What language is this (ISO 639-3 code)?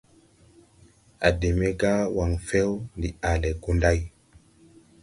tui